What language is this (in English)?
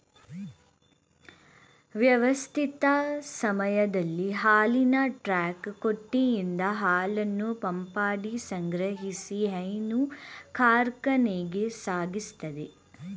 Kannada